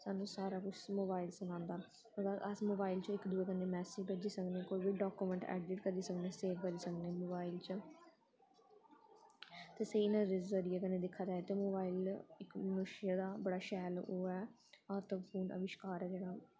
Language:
Dogri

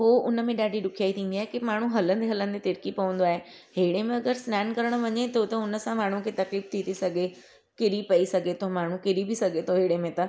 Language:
Sindhi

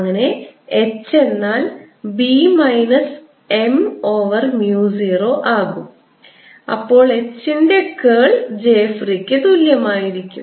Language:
Malayalam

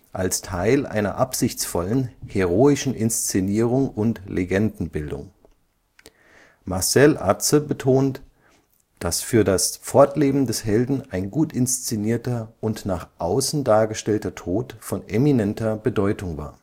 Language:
German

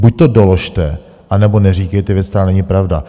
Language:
Czech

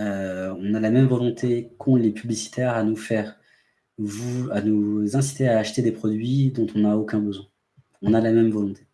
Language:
French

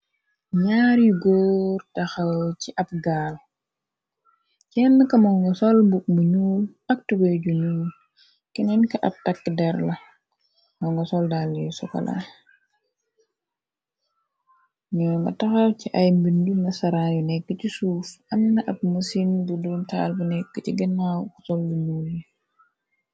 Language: Wolof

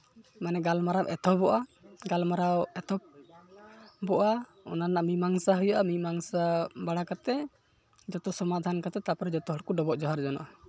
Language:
Santali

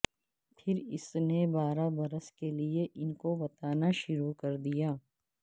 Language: Urdu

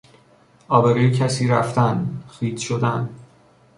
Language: Persian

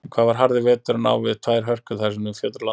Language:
Icelandic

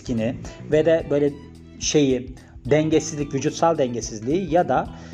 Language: Turkish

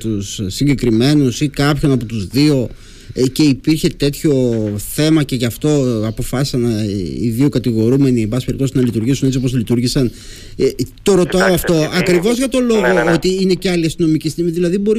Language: Greek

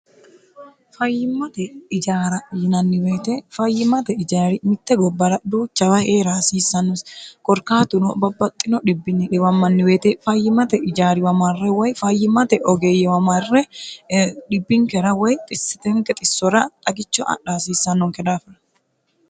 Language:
Sidamo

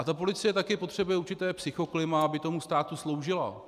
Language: Czech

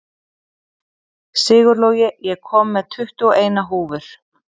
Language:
Icelandic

